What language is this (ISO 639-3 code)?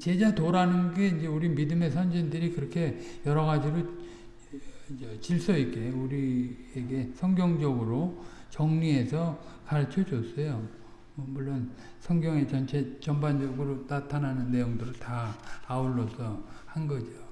kor